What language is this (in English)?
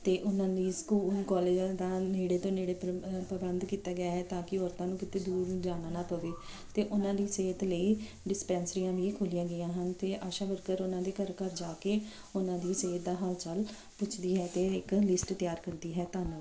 Punjabi